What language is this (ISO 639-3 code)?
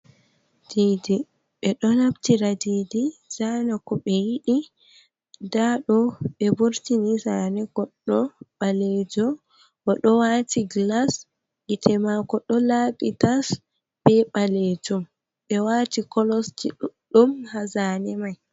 ful